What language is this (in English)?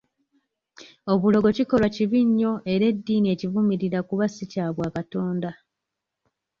Ganda